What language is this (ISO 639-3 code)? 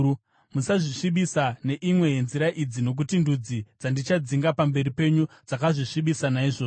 sna